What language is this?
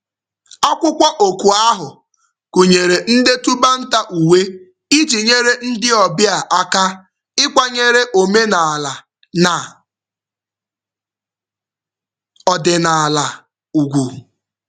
Igbo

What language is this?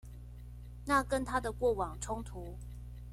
Chinese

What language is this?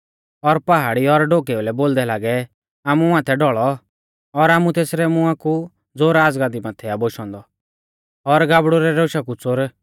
Mahasu Pahari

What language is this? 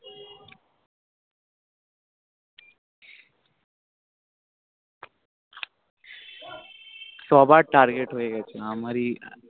Bangla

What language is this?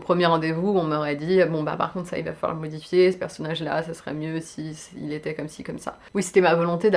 French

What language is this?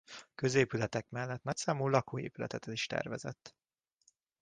Hungarian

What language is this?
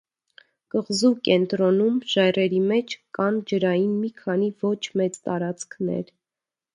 Armenian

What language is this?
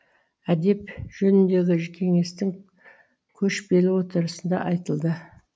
Kazakh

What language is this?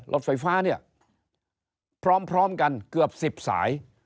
Thai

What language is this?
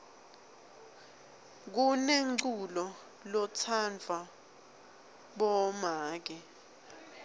Swati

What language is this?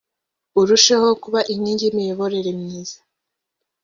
Kinyarwanda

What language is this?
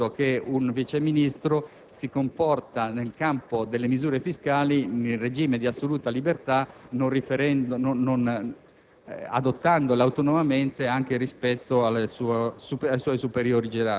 Italian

